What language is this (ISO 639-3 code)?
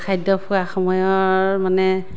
asm